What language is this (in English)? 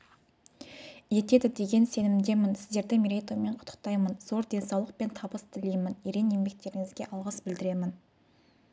Kazakh